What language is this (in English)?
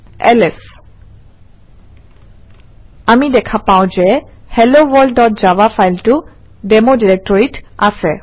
Assamese